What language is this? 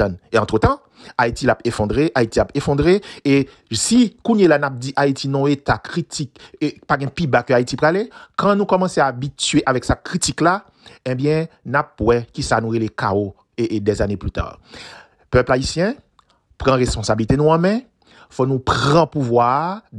French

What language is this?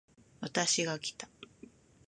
Japanese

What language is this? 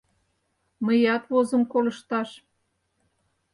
Mari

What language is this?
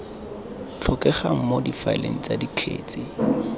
Tswana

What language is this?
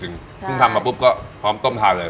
Thai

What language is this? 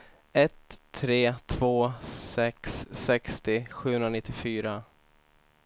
Swedish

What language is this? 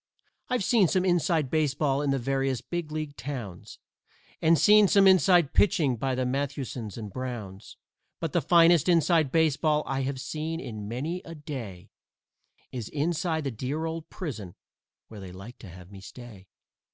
English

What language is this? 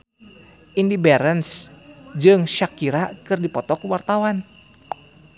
Sundanese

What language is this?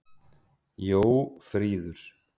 Icelandic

